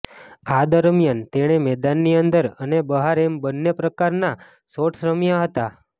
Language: Gujarati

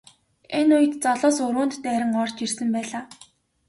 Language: Mongolian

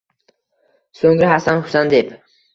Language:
Uzbek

